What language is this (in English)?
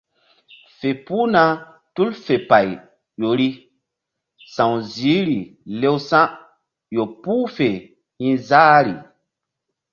Mbum